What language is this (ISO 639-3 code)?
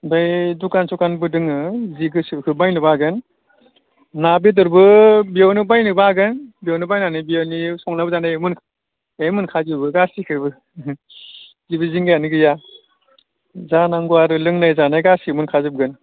brx